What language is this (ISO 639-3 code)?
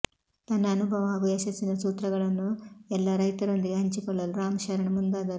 kan